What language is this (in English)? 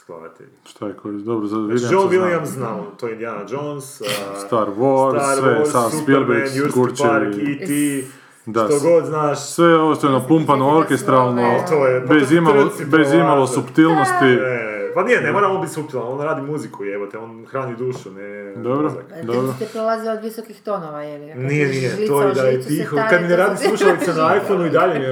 Croatian